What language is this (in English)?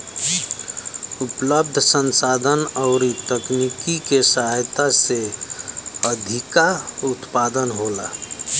Bhojpuri